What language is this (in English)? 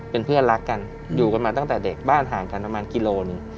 Thai